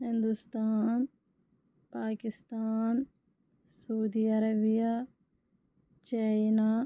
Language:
Kashmiri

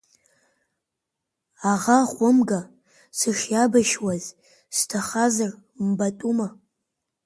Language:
Abkhazian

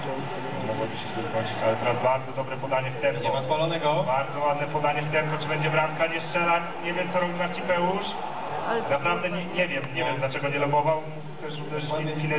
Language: Polish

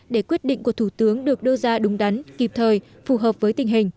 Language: Vietnamese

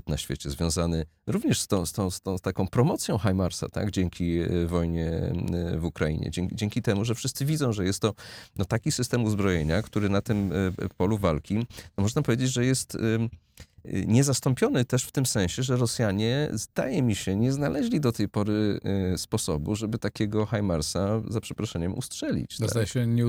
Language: Polish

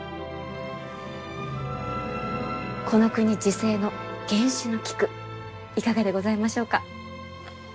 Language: Japanese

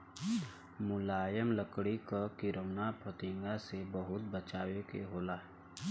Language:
Bhojpuri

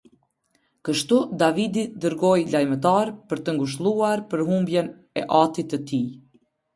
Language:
Albanian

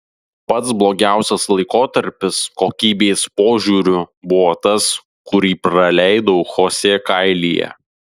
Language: Lithuanian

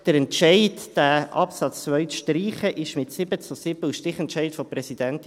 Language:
Swiss German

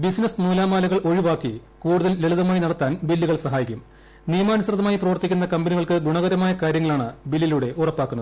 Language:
Malayalam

